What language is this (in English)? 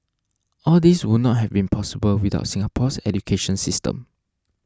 English